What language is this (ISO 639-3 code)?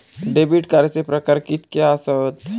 mar